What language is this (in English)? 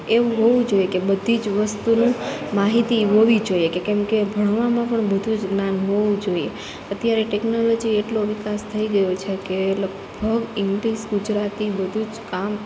Gujarati